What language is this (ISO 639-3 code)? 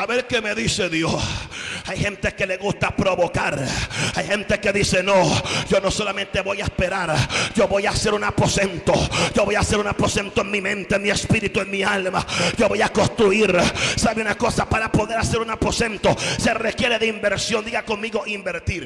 spa